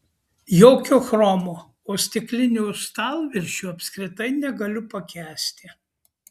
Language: Lithuanian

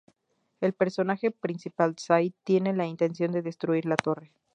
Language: Spanish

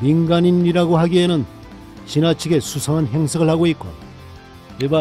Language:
Korean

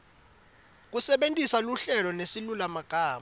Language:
Swati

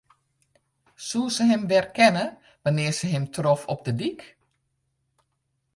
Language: Western Frisian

